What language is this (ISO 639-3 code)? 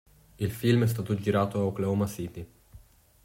ita